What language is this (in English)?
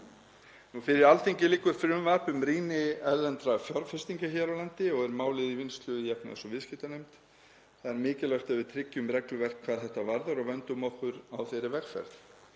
Icelandic